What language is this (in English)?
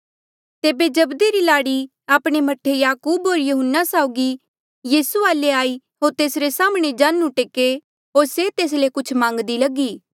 Mandeali